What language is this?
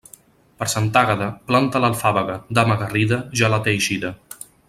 Catalan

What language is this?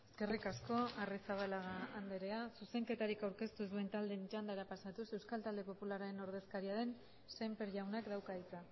Basque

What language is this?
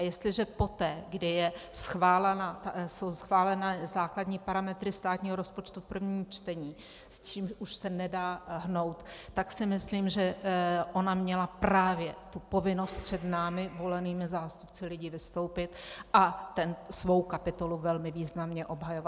Czech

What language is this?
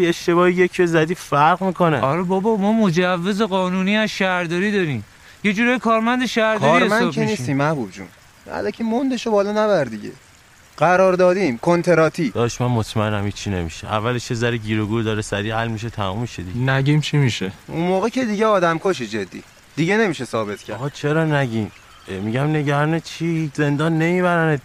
Persian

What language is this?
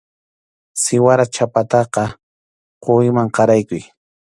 Arequipa-La Unión Quechua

